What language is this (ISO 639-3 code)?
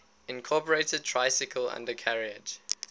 eng